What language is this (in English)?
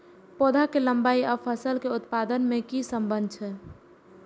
Maithili